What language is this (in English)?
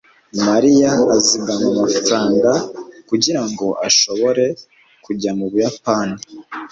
Kinyarwanda